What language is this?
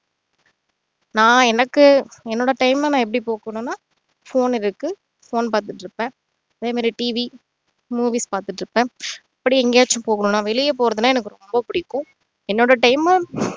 Tamil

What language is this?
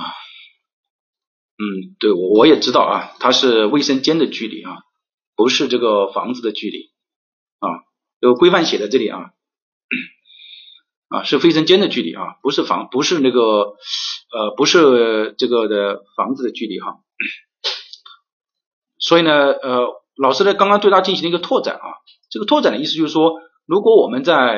Chinese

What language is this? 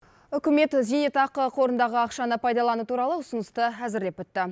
Kazakh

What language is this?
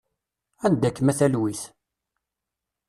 Kabyle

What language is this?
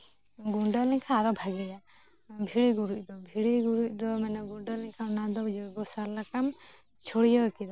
Santali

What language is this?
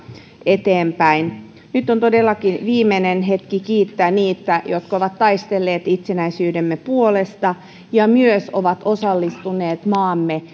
Finnish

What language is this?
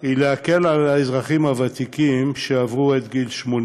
Hebrew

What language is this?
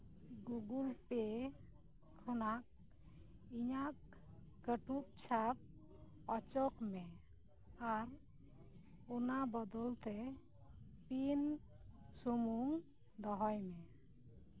Santali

